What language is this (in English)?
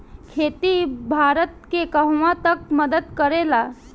Bhojpuri